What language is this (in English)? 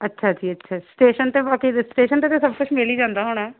Punjabi